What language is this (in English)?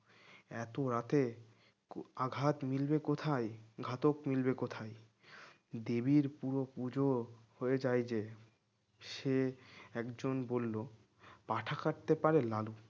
Bangla